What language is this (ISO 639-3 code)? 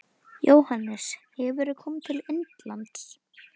isl